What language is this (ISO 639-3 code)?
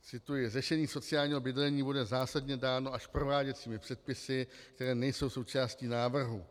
ces